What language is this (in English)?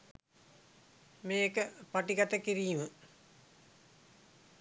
Sinhala